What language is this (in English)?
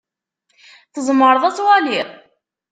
Kabyle